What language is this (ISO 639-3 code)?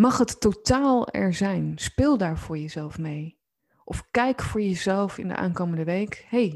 nld